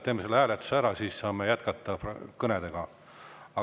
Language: Estonian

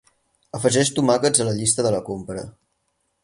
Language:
Catalan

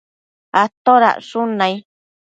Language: Matsés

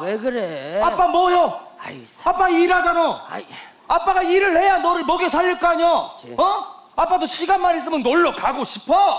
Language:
Korean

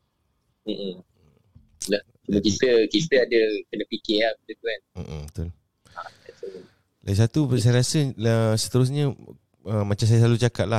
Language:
Malay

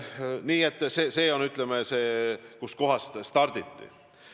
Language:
Estonian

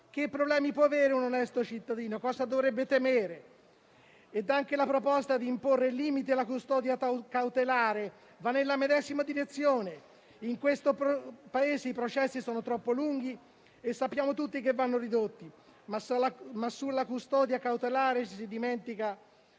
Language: Italian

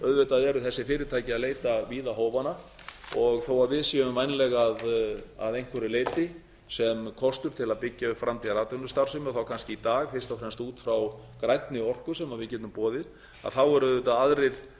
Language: Icelandic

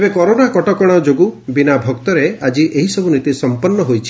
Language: Odia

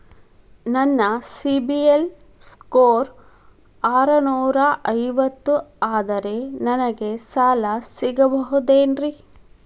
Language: Kannada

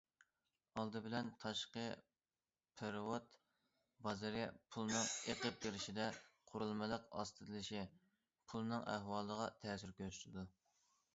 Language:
Uyghur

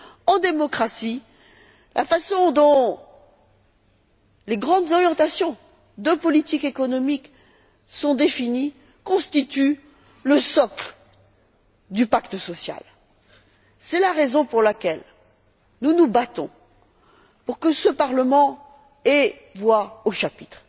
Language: French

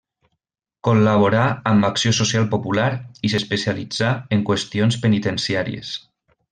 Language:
Catalan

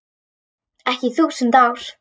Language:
Icelandic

